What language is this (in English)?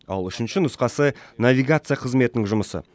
Kazakh